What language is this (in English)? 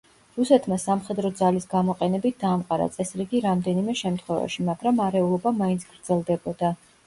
Georgian